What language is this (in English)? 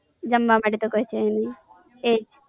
Gujarati